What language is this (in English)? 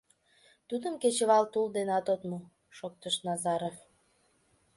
Mari